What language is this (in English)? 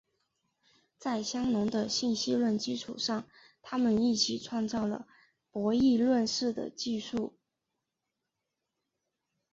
Chinese